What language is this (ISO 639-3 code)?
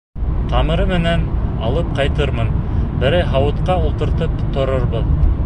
bak